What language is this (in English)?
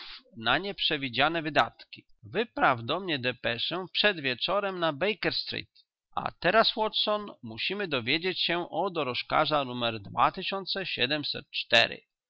Polish